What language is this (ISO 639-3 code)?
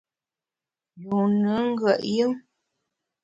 bax